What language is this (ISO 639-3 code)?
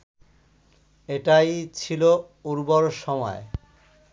ben